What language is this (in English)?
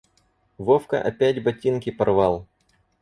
Russian